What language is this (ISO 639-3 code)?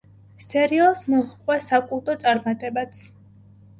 kat